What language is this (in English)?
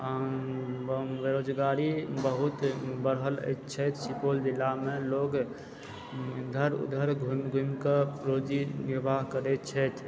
Maithili